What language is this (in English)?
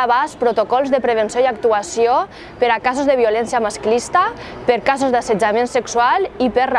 Catalan